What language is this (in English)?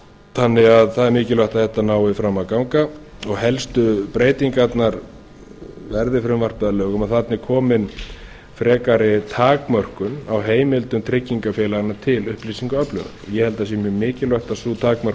Icelandic